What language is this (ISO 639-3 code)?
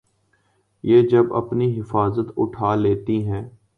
urd